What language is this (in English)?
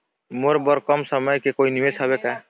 Chhattisgarhi